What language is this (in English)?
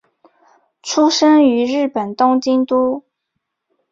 Chinese